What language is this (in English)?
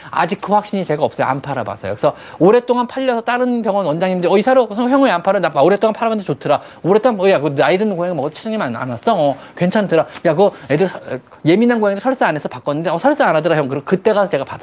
Korean